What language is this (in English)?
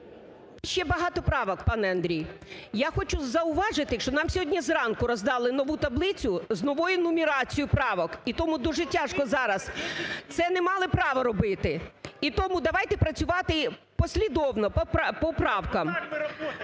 Ukrainian